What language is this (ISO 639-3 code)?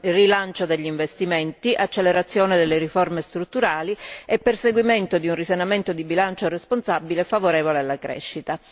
ita